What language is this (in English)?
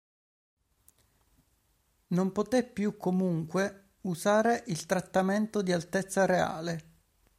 Italian